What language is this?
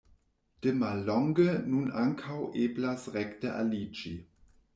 Esperanto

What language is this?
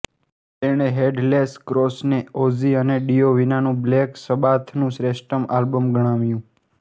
Gujarati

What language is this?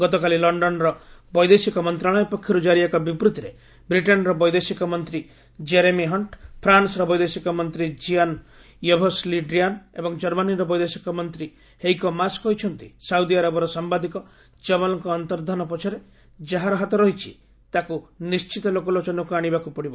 Odia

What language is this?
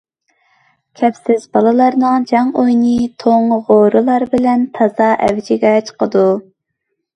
Uyghur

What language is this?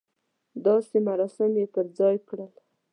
Pashto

